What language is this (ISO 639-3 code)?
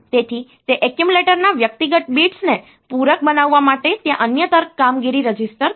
guj